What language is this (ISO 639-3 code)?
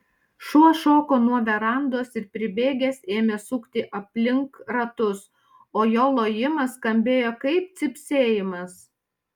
lit